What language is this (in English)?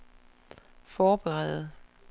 Danish